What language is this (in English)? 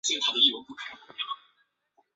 Chinese